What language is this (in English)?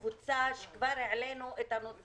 Hebrew